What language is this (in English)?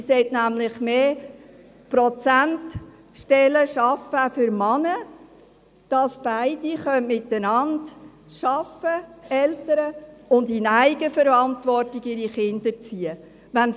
Swiss German